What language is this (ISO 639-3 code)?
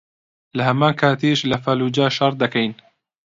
ckb